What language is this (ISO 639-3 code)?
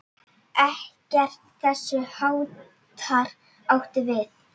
isl